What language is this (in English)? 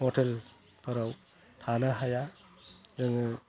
Bodo